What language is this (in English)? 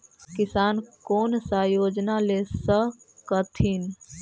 Magahi